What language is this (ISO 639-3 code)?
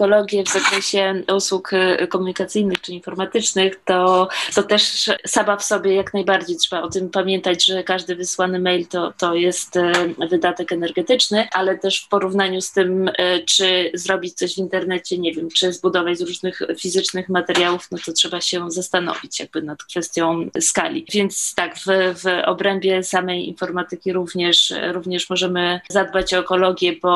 pol